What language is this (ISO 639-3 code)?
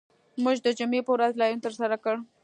pus